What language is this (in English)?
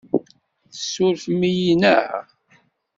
Kabyle